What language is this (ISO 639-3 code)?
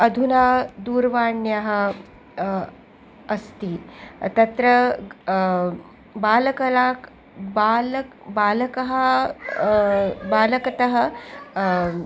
san